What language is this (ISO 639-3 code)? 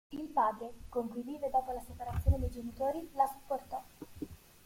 ita